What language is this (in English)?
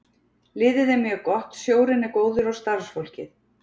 Icelandic